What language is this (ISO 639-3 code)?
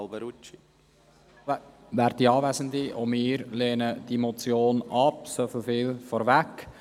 gsw